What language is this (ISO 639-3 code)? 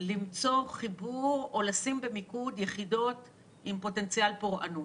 heb